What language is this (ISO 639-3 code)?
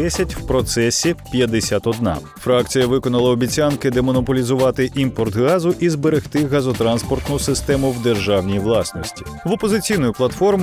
ukr